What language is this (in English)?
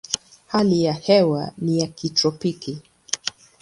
Swahili